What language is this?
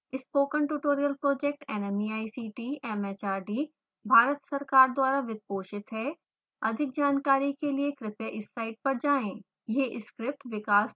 Hindi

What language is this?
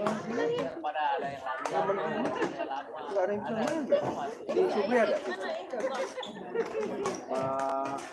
Indonesian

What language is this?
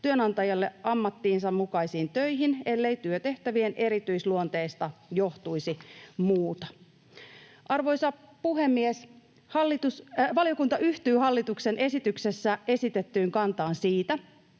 Finnish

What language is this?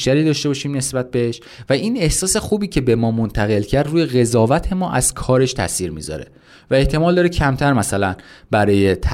Persian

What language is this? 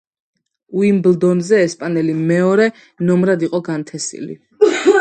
Georgian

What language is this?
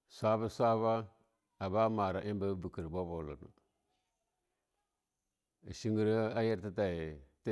Longuda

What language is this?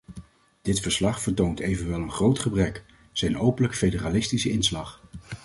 Dutch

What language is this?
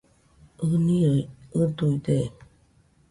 Nüpode Huitoto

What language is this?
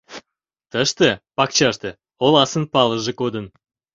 Mari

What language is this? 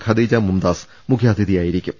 Malayalam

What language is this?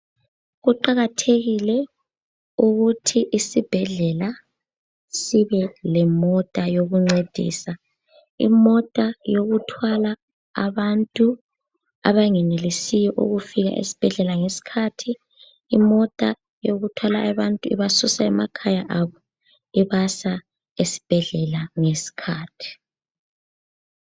North Ndebele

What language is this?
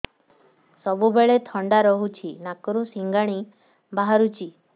Odia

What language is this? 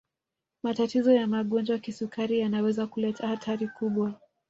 Swahili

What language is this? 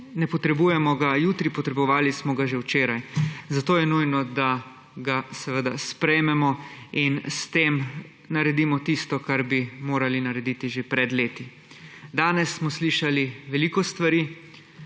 Slovenian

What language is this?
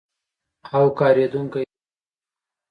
Pashto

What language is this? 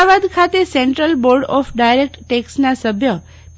Gujarati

